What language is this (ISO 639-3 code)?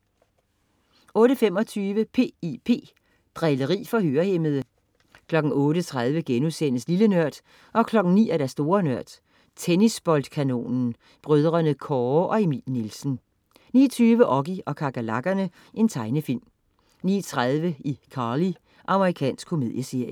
dan